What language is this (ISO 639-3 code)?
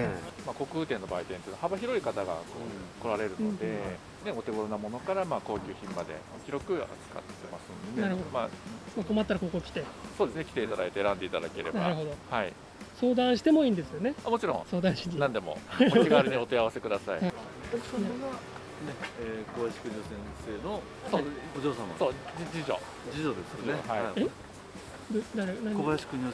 jpn